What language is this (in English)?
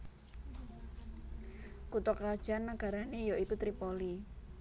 Javanese